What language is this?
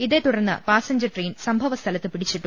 Malayalam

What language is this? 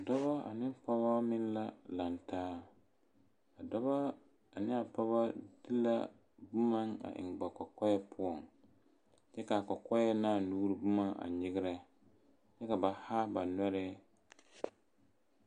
Southern Dagaare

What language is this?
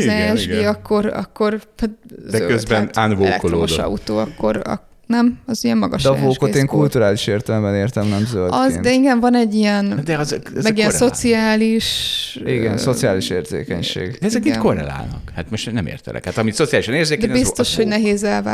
Hungarian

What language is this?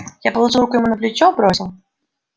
Russian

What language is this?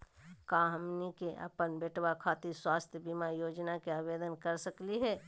Magahi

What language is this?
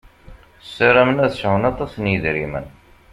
Kabyle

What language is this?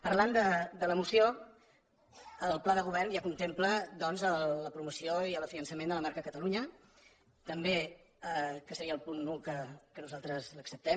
Catalan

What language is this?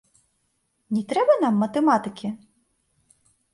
Belarusian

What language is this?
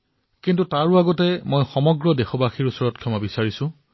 Assamese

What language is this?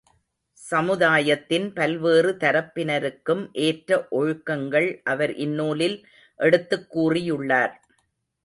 Tamil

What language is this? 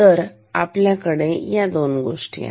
Marathi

